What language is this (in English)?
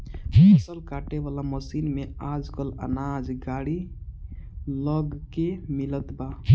Bhojpuri